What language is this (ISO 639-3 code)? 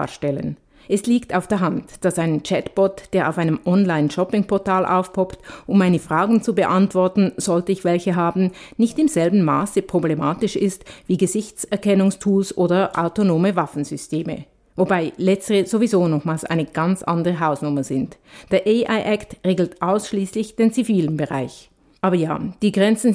deu